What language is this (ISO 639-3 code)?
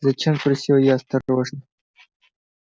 rus